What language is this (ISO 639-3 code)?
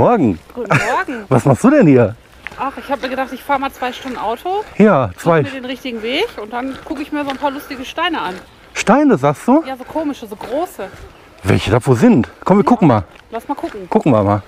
deu